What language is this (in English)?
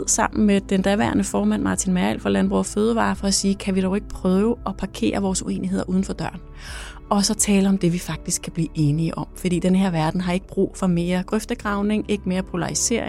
Danish